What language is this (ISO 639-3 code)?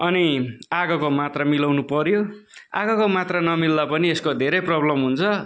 nep